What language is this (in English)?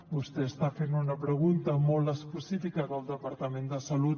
Catalan